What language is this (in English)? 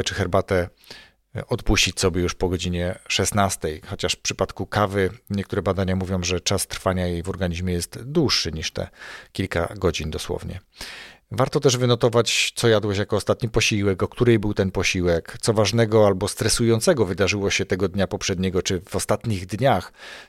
Polish